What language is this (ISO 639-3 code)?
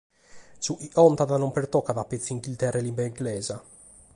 srd